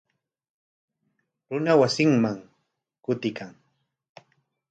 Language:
Corongo Ancash Quechua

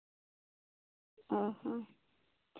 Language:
Santali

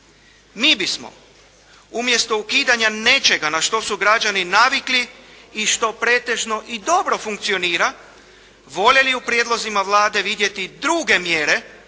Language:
Croatian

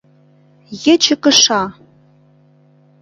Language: Mari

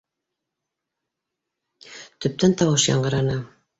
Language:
Bashkir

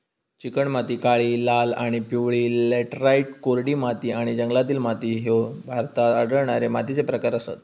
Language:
Marathi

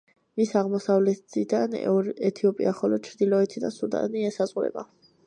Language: Georgian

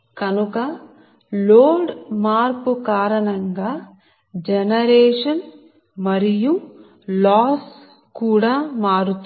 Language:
Telugu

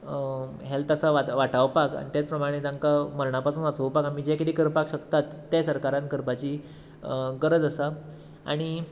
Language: Konkani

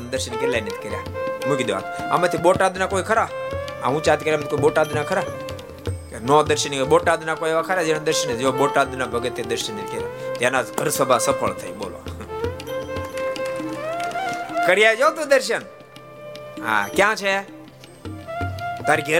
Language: Gujarati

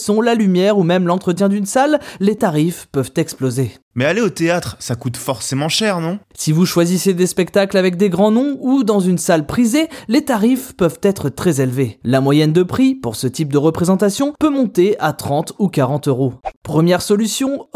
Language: French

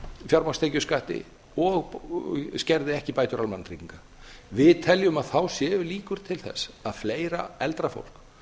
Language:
Icelandic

